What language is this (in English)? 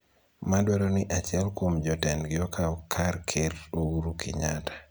Luo (Kenya and Tanzania)